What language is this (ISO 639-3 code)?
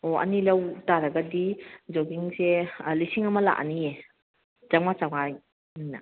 mni